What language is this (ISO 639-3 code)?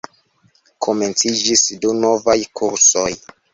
epo